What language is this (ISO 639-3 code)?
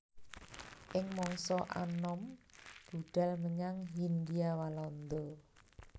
jav